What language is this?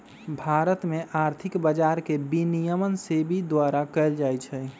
Magahi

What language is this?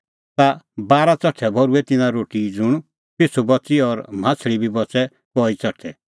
Kullu Pahari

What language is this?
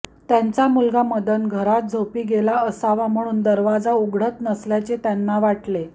Marathi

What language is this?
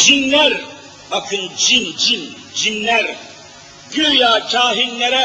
Turkish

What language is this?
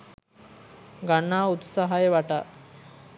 Sinhala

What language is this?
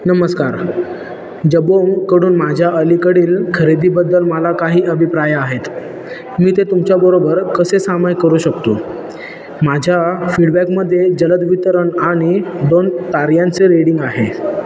Marathi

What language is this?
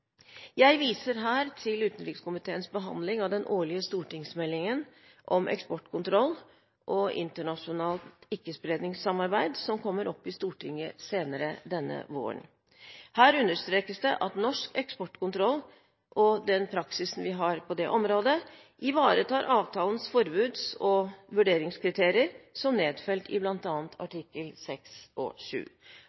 Norwegian Bokmål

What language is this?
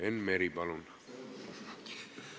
Estonian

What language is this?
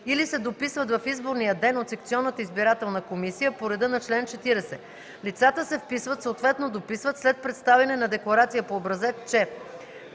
Bulgarian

